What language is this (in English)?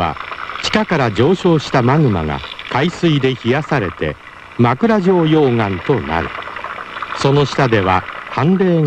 Japanese